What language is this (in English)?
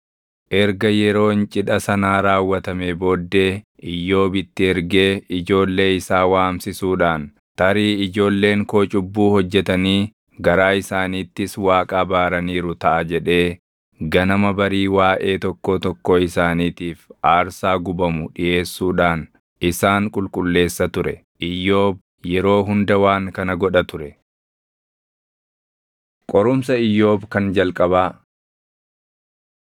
Oromo